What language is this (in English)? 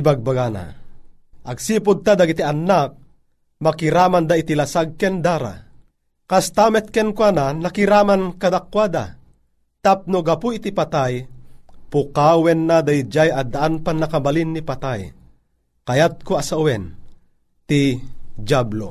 Filipino